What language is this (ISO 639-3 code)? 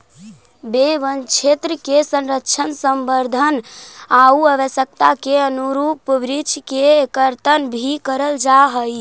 mag